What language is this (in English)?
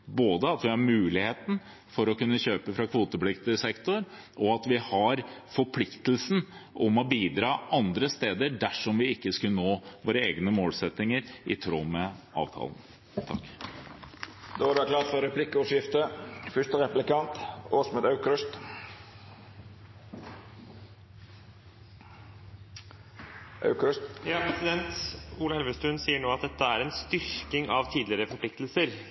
Norwegian